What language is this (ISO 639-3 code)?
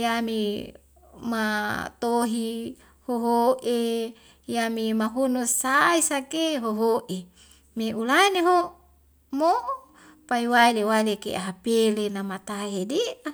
weo